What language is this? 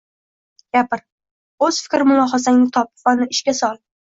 Uzbek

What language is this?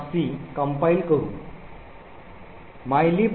Marathi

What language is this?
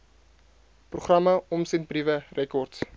Afrikaans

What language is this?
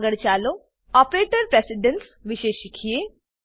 Gujarati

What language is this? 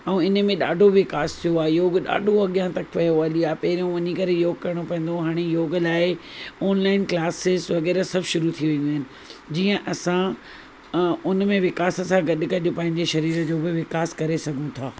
Sindhi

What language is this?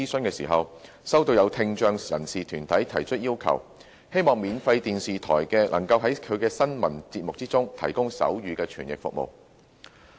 Cantonese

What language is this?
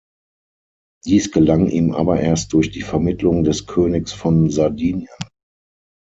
German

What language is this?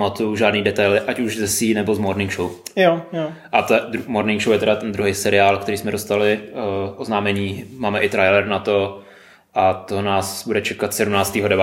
Czech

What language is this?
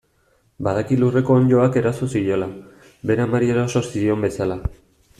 Basque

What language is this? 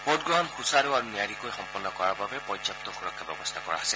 Assamese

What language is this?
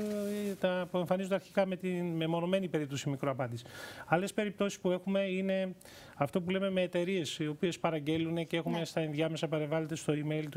Greek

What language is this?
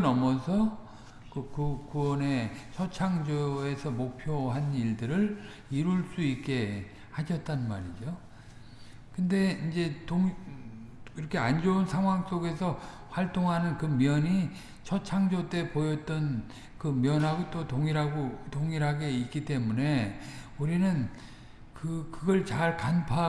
Korean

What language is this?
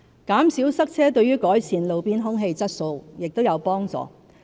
Cantonese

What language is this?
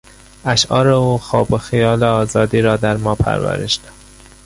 Persian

